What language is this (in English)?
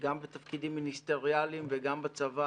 Hebrew